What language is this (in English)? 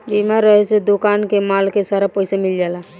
Bhojpuri